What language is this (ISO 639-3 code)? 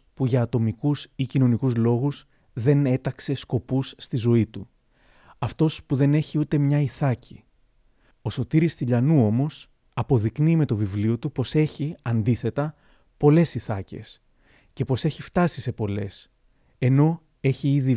ell